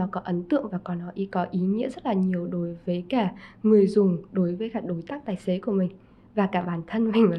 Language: Vietnamese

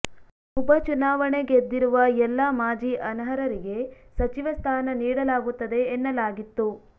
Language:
Kannada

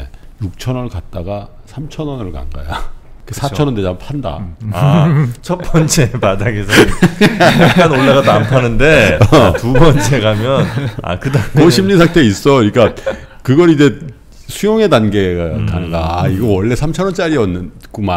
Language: Korean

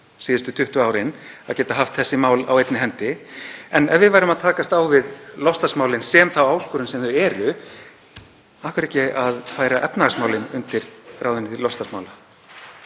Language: Icelandic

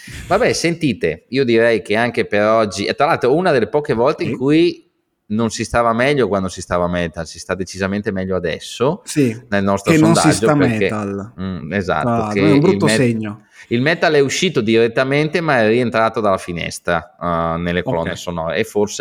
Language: Italian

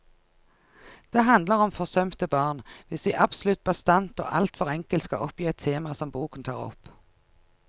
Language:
Norwegian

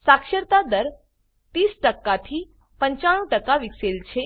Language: Gujarati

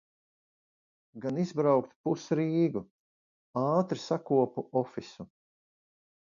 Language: Latvian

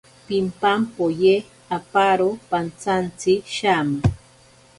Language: Ashéninka Perené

